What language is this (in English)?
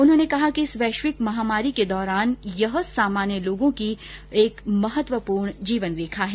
Hindi